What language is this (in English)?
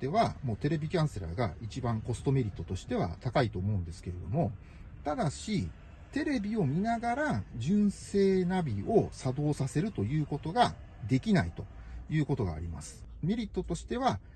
Japanese